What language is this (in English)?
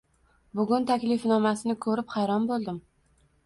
Uzbek